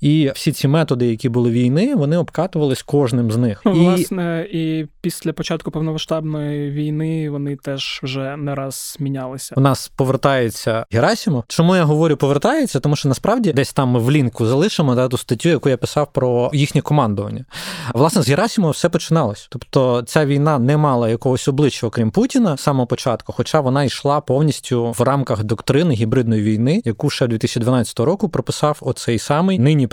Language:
Ukrainian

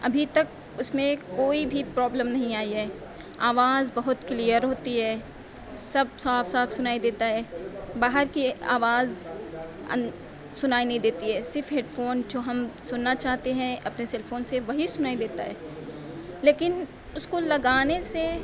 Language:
Urdu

